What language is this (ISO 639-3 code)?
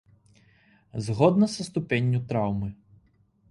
bel